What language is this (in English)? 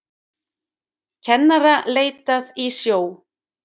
Icelandic